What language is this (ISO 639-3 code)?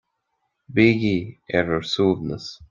gle